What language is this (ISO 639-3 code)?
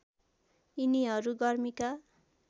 nep